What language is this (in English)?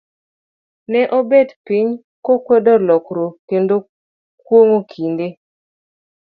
Luo (Kenya and Tanzania)